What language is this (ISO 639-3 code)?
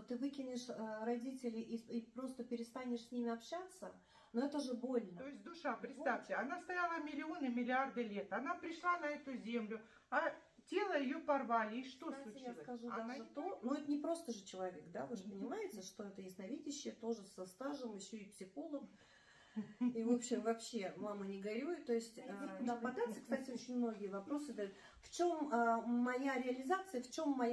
rus